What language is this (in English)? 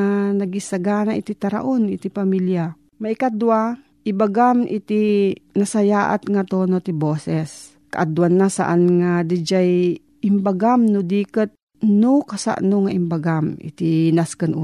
Filipino